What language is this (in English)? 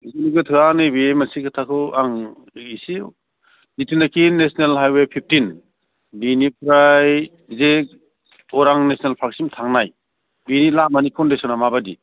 Bodo